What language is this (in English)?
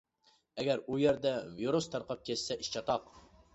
Uyghur